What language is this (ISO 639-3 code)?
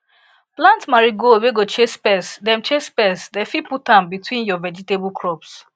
pcm